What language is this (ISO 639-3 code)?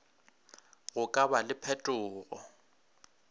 nso